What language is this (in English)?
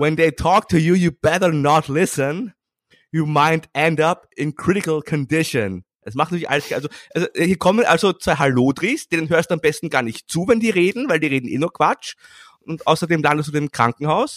German